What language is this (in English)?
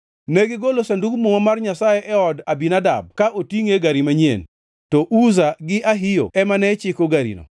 Luo (Kenya and Tanzania)